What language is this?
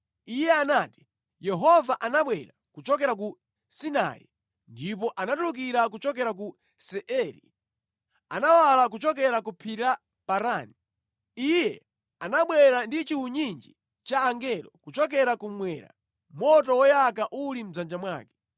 Nyanja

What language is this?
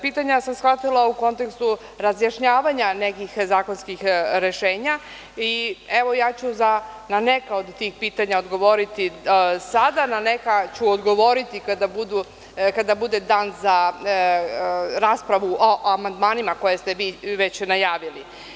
Serbian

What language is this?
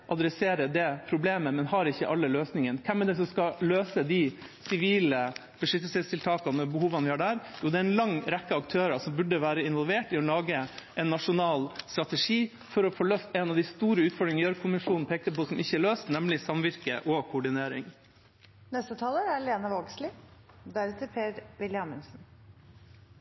Norwegian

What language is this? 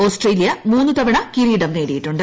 Malayalam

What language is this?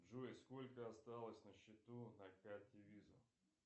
Russian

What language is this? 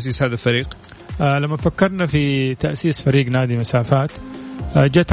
Arabic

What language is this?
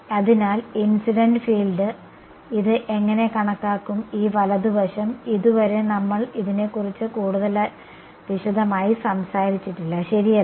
Malayalam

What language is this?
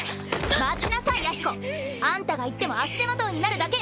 Japanese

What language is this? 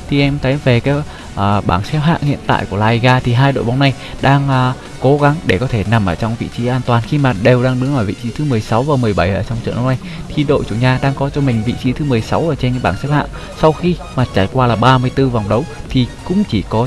Vietnamese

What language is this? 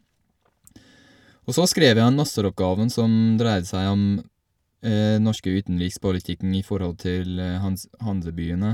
Norwegian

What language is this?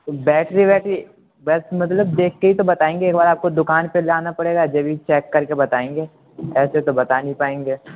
Urdu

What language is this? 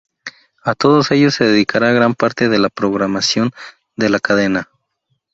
Spanish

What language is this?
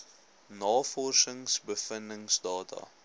Afrikaans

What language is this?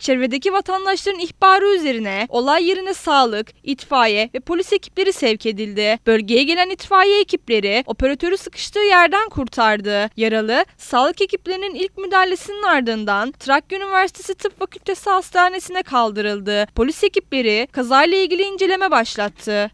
Turkish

